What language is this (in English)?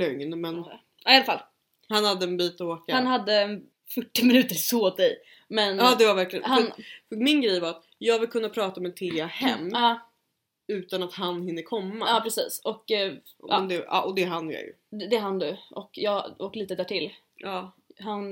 Swedish